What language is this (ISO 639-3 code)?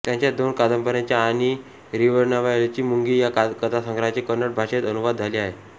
mar